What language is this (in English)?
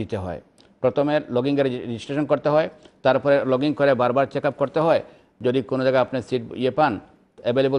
Arabic